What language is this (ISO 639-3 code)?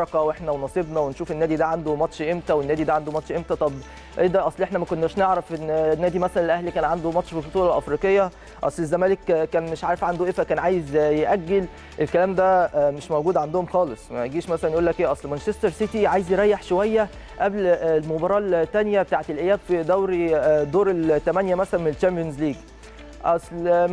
ara